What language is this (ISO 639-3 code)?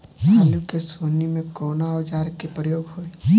bho